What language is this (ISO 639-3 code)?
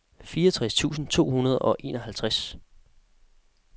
dan